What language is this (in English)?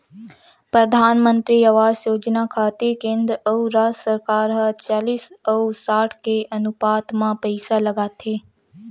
Chhattisgarhi